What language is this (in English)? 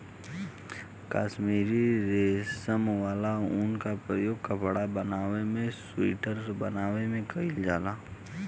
Bhojpuri